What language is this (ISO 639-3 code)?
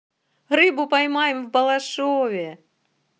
rus